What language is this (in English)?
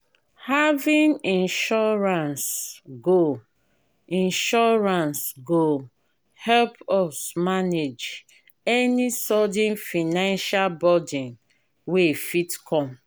Nigerian Pidgin